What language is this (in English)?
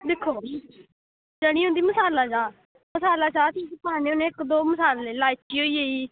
Dogri